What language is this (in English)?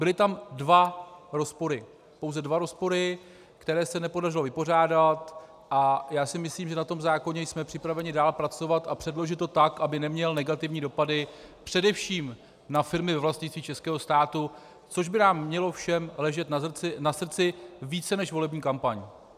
Czech